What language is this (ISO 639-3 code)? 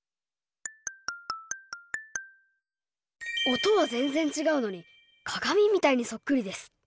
jpn